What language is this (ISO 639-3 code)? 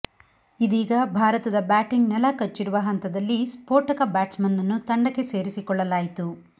kan